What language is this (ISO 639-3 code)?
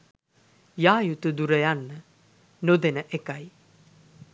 sin